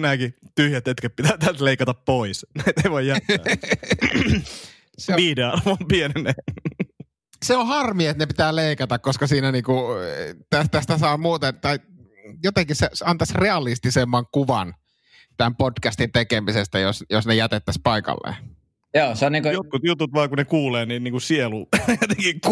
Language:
Finnish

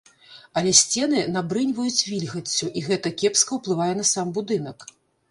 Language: Belarusian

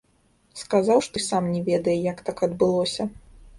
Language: Belarusian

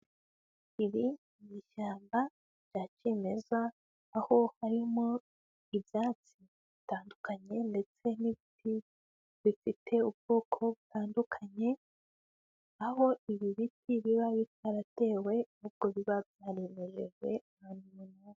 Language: Kinyarwanda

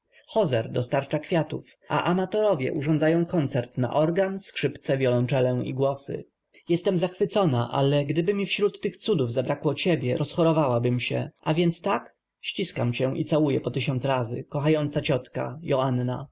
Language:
Polish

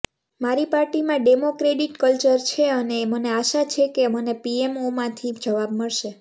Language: Gujarati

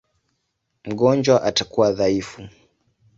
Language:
Swahili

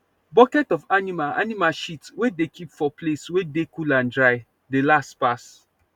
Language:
Nigerian Pidgin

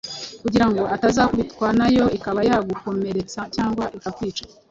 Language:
Kinyarwanda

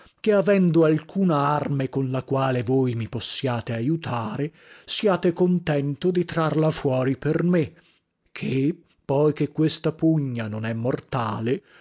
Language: Italian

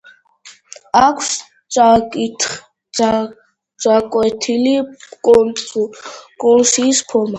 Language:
Georgian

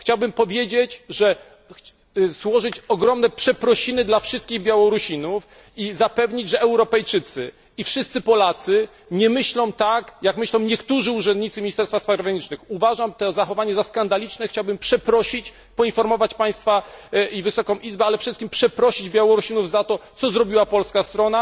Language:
Polish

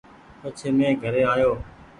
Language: Goaria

